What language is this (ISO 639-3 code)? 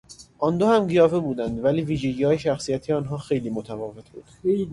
fas